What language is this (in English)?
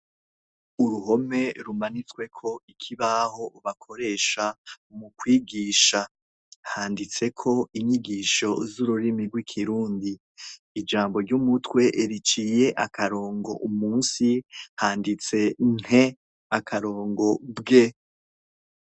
Rundi